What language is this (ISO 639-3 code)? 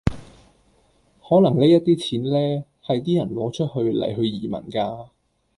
yue